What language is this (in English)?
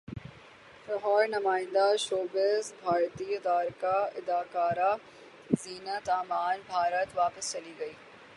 Urdu